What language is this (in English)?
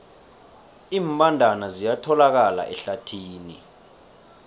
South Ndebele